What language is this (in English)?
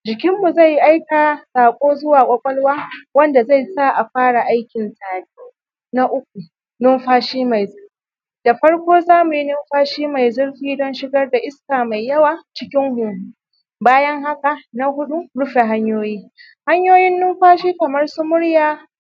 Hausa